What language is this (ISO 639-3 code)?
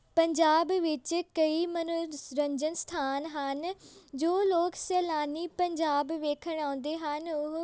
pan